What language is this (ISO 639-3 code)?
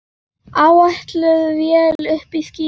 isl